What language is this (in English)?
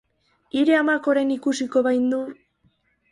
Basque